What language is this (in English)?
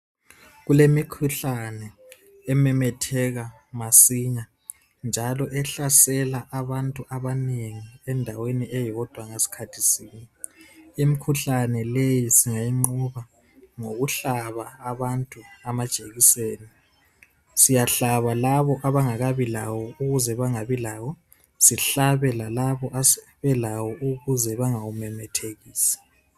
North Ndebele